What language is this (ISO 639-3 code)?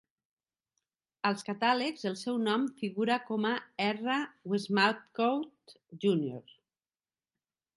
cat